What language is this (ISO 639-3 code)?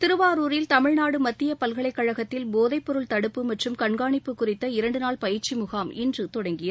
tam